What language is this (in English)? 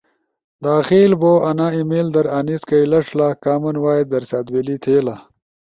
Ushojo